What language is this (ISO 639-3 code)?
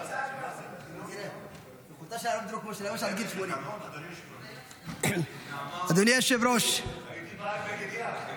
heb